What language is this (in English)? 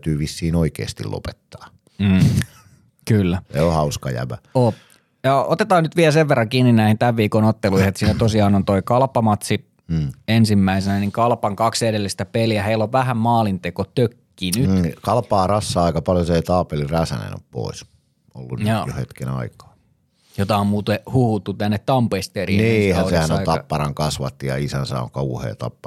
Finnish